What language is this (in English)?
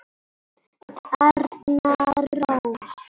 Icelandic